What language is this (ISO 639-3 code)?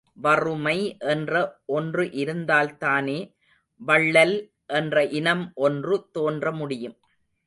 tam